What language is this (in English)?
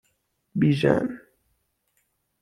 Persian